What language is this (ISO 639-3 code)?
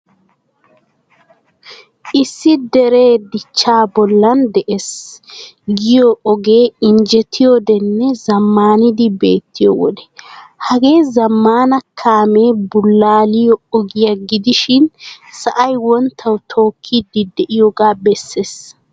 wal